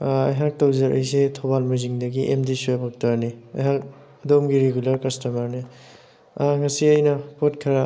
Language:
Manipuri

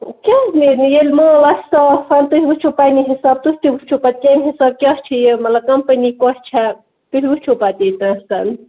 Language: Kashmiri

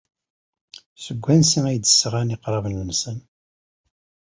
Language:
Kabyle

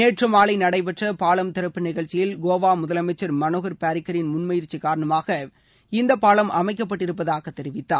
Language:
Tamil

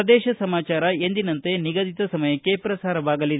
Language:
Kannada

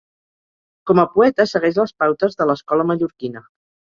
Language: Catalan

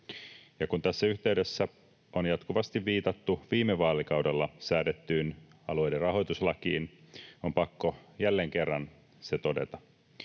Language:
Finnish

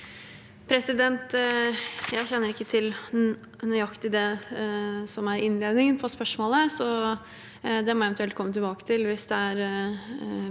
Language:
Norwegian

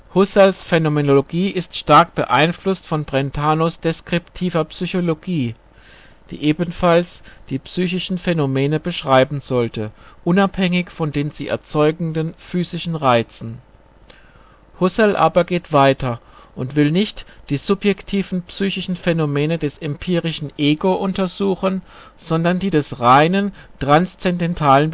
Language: German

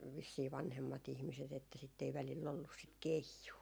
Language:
Finnish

